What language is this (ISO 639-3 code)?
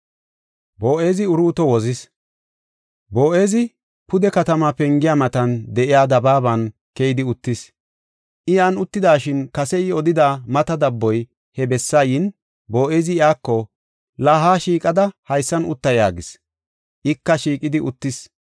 gof